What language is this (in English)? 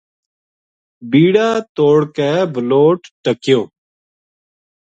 Gujari